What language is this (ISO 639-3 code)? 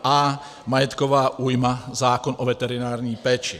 ces